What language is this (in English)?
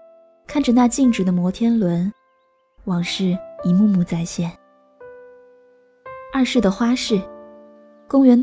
Chinese